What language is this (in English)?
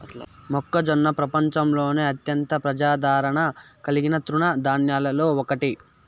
Telugu